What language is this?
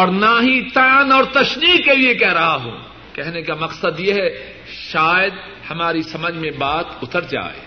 Urdu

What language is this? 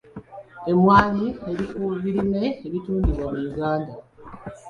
Ganda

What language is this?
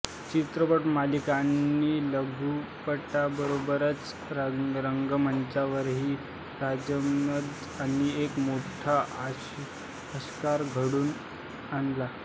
Marathi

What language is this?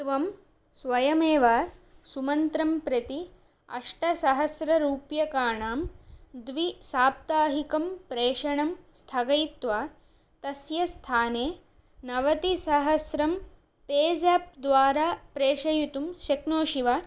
Sanskrit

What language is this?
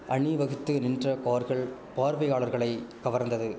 Tamil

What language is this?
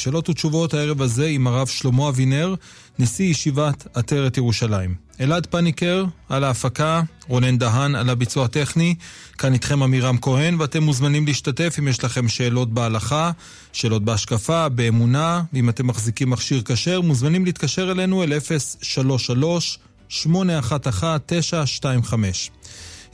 Hebrew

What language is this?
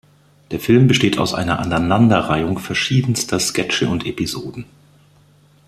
German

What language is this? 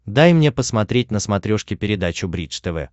Russian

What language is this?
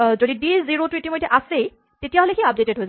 Assamese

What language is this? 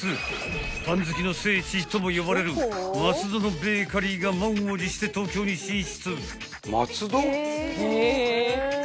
Japanese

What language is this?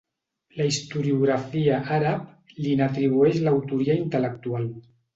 Catalan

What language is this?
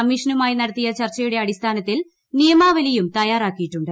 Malayalam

